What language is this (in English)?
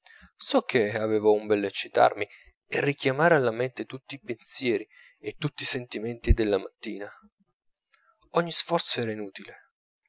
Italian